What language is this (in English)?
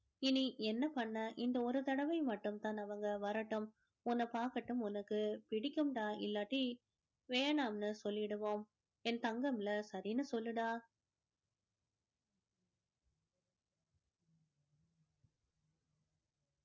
Tamil